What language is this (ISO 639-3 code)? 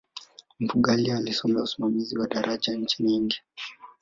swa